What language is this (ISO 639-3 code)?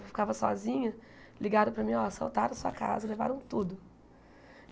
por